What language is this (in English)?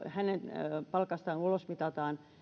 Finnish